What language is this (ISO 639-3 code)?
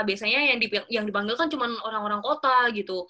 ind